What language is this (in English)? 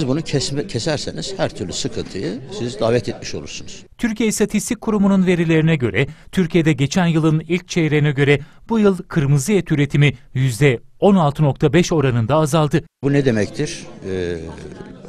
Turkish